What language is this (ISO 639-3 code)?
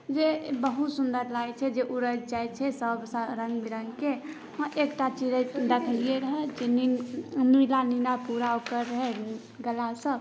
mai